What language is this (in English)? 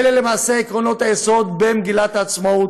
Hebrew